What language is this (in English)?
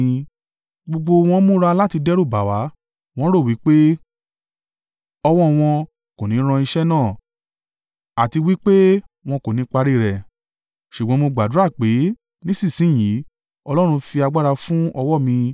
Yoruba